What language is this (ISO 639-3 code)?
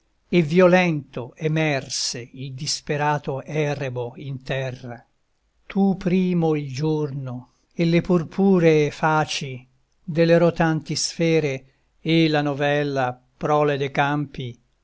ita